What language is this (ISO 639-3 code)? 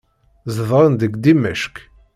kab